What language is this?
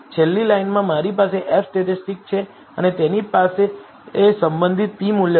Gujarati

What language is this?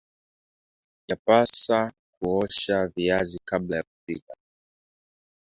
Swahili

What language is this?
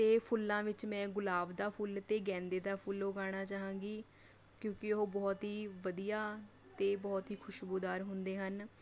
Punjabi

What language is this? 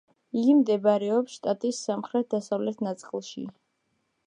Georgian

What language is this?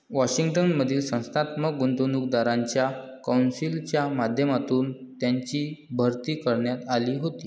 Marathi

